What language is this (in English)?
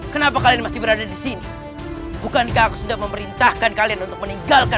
Indonesian